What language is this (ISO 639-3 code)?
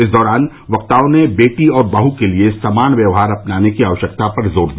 hin